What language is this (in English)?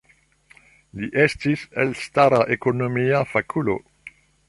Esperanto